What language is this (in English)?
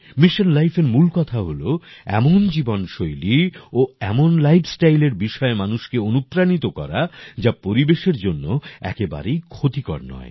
Bangla